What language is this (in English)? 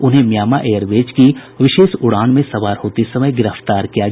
Hindi